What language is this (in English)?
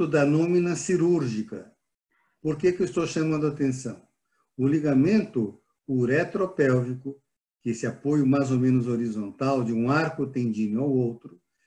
Portuguese